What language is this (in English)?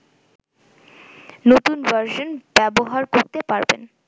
Bangla